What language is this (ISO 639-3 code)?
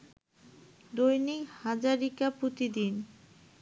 ben